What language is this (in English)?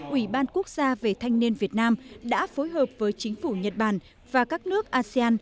Vietnamese